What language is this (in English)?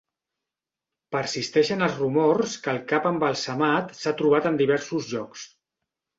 Catalan